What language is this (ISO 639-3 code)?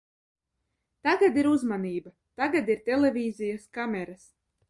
lav